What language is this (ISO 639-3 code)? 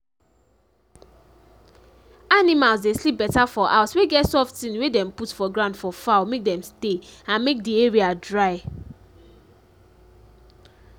pcm